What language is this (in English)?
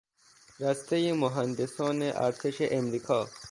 Persian